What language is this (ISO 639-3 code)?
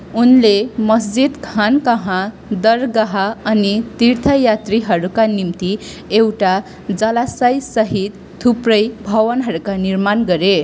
nep